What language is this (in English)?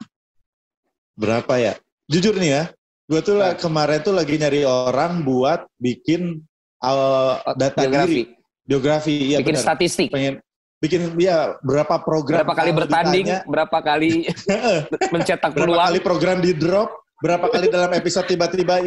Indonesian